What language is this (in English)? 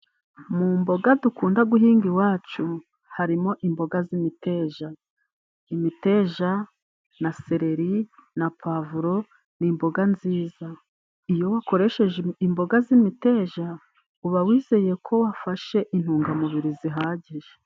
Kinyarwanda